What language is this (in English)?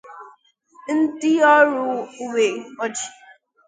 Igbo